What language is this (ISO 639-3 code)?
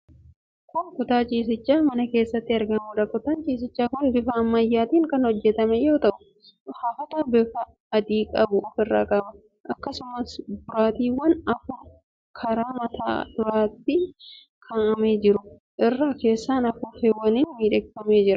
orm